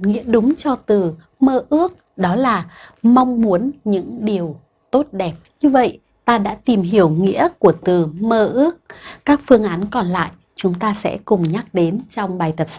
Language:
Vietnamese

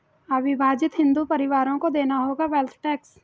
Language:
Hindi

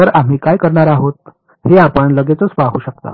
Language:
Marathi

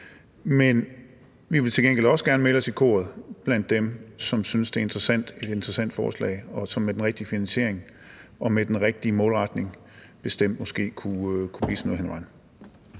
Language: Danish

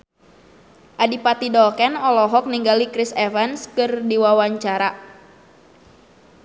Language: Sundanese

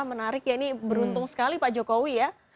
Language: Indonesian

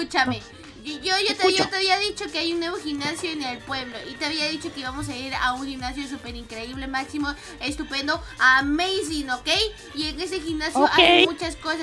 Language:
Spanish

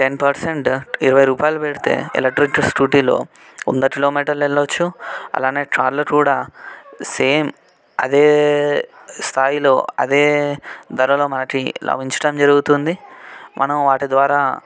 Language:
Telugu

